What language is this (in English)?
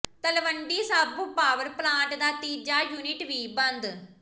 Punjabi